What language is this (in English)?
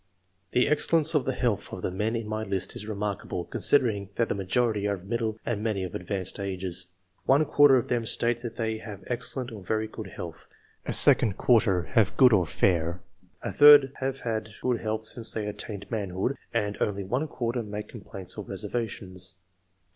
English